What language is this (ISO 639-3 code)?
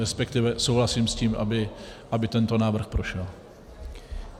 ces